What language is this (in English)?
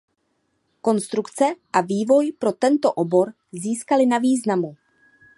Czech